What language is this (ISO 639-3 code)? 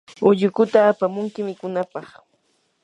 qur